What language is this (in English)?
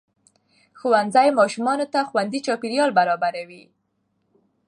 Pashto